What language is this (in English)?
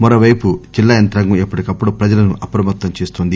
Telugu